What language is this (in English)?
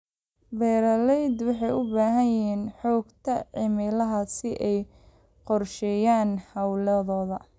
Somali